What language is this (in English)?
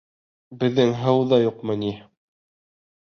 Bashkir